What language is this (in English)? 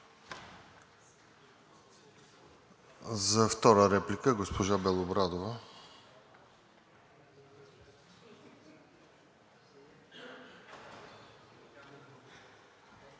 Bulgarian